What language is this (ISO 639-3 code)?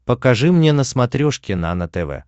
rus